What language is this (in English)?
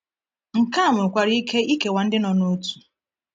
Igbo